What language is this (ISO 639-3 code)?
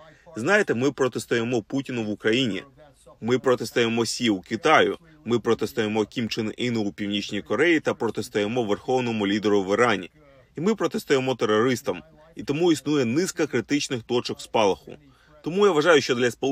ukr